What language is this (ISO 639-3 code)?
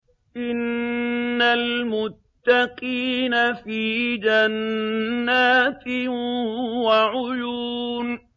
ara